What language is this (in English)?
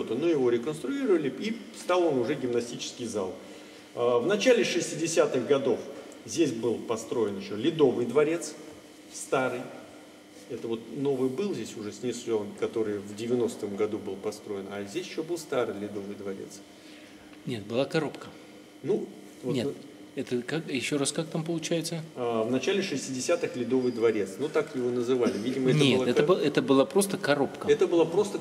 Russian